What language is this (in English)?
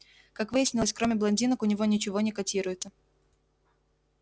Russian